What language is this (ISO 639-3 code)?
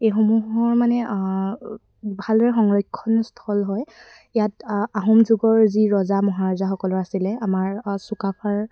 asm